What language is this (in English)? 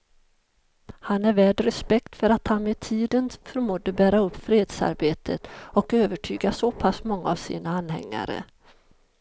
Swedish